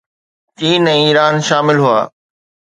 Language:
Sindhi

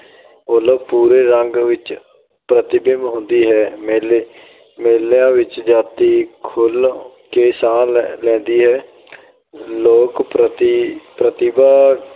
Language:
Punjabi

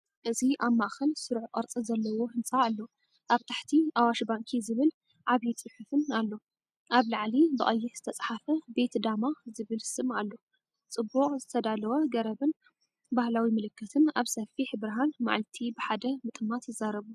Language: Tigrinya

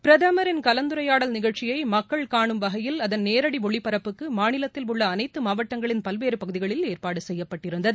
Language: Tamil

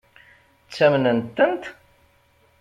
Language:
Kabyle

